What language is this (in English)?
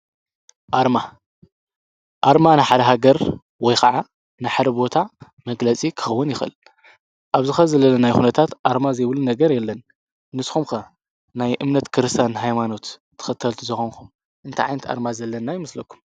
Tigrinya